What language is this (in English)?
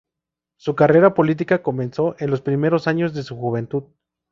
Spanish